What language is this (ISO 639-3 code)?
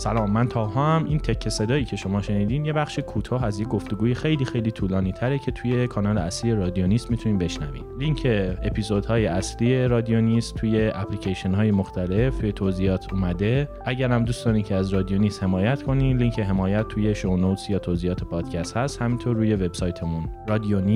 fas